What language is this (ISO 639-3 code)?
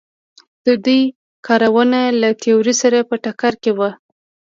pus